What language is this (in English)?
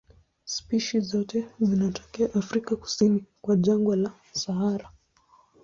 Swahili